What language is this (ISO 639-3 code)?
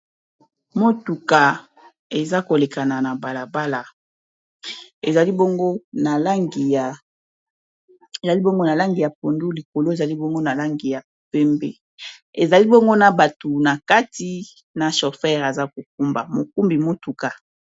lin